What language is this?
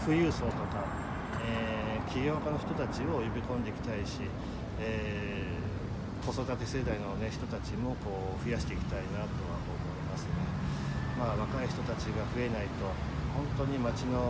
Japanese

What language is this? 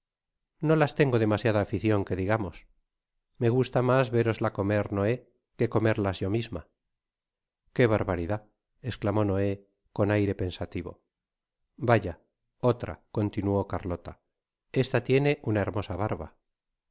Spanish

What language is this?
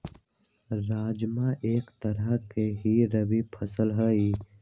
Magahi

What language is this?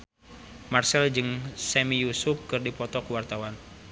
Sundanese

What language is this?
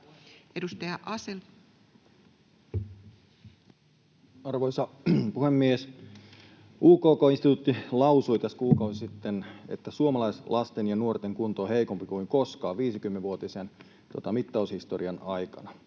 Finnish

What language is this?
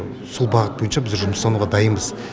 Kazakh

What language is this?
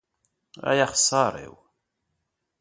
Kabyle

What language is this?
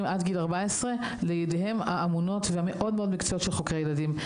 Hebrew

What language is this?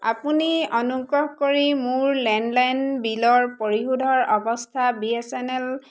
Assamese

